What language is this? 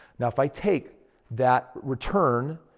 English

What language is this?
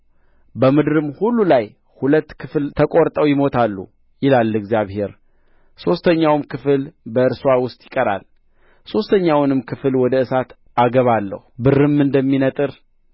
Amharic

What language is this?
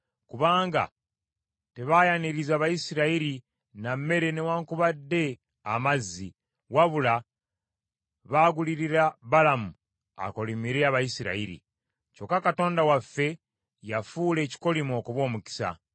Ganda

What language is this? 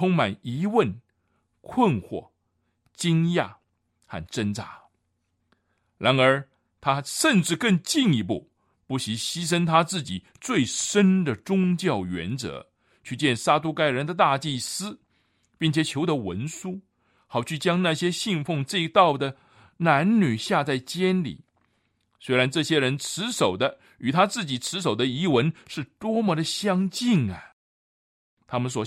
Chinese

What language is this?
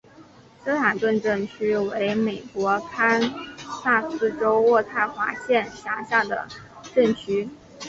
Chinese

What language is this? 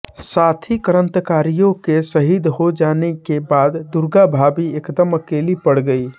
Hindi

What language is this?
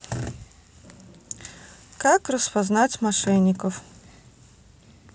Russian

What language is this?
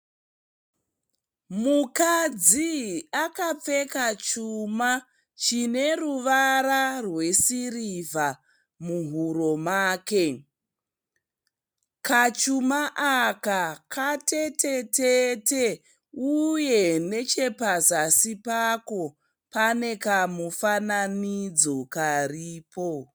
Shona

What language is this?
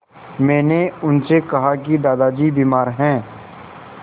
Hindi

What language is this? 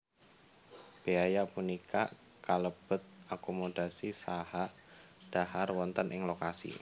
Javanese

